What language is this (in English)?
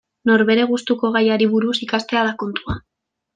Basque